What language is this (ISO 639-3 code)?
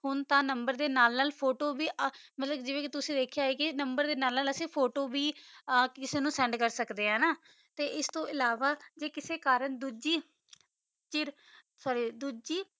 pan